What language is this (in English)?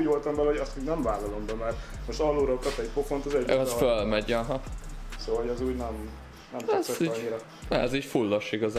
Hungarian